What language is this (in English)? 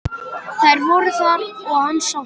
Icelandic